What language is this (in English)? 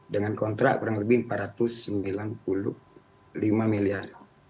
Indonesian